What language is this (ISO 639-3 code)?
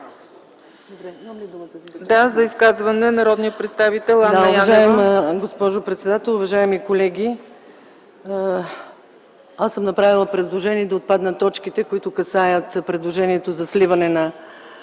bul